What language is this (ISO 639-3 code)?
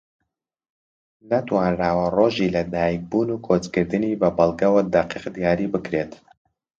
ckb